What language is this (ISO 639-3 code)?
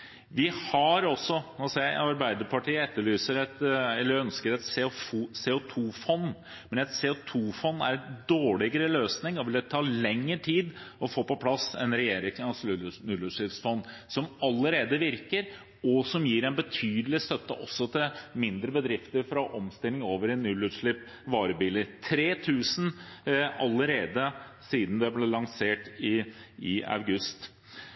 nob